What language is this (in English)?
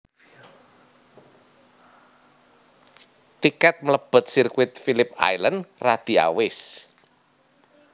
Javanese